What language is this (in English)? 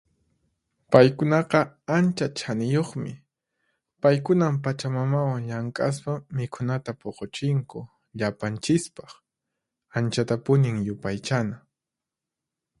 Puno Quechua